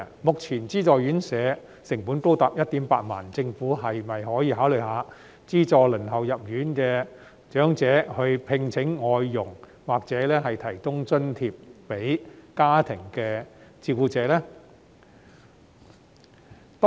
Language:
Cantonese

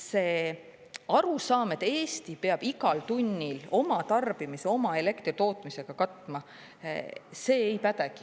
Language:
Estonian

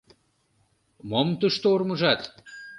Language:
Mari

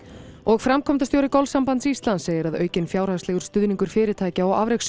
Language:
Icelandic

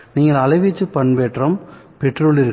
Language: Tamil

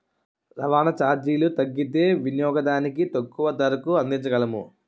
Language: Telugu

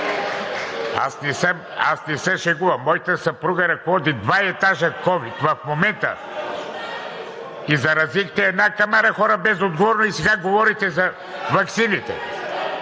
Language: Bulgarian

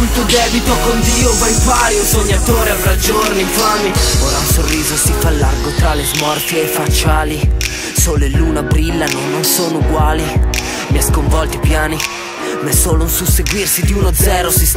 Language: Italian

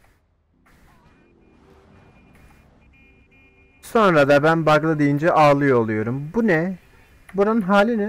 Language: Turkish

